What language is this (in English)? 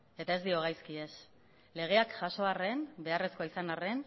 Basque